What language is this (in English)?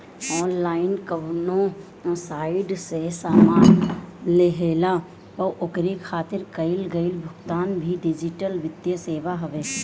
Bhojpuri